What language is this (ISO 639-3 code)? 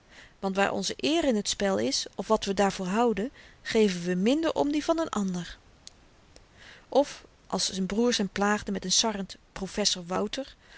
nld